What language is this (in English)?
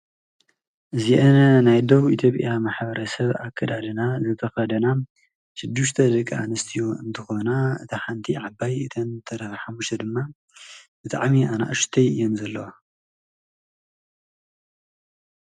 Tigrinya